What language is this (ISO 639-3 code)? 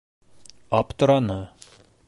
bak